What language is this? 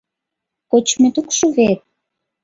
Mari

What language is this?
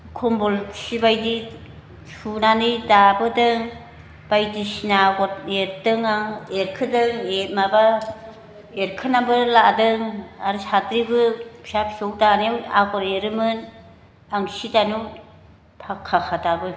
Bodo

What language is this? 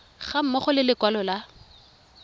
Tswana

